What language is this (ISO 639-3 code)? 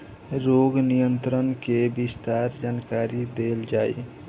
bho